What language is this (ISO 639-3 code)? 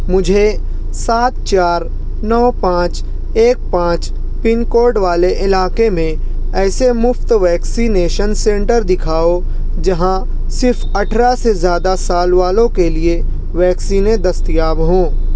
urd